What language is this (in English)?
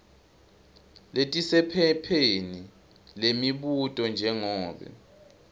Swati